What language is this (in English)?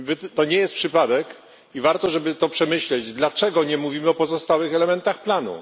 Polish